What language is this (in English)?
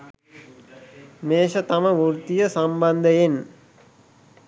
Sinhala